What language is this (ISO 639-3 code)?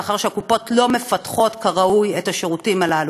heb